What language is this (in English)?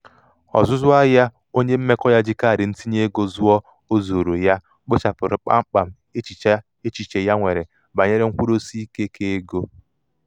Igbo